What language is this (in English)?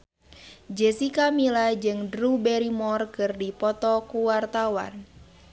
Sundanese